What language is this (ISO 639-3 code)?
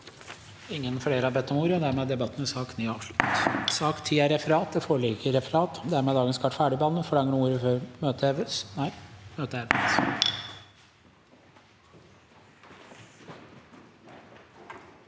nor